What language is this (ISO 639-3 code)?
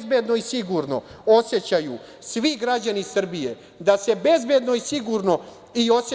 srp